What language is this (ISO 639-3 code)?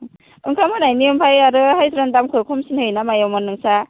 brx